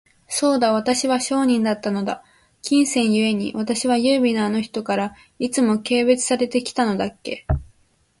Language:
Japanese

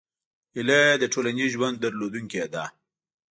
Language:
Pashto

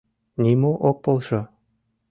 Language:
Mari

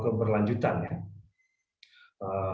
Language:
Indonesian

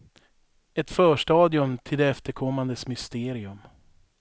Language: Swedish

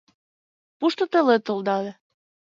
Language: Mari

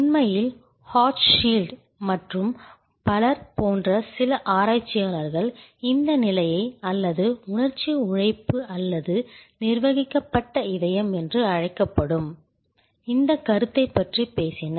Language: Tamil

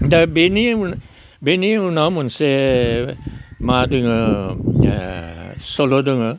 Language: Bodo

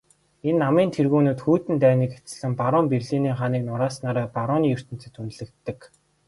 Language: Mongolian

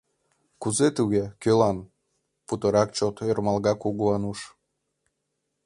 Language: Mari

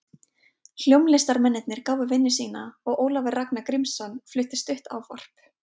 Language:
Icelandic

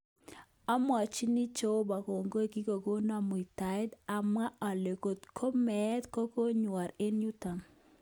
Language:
Kalenjin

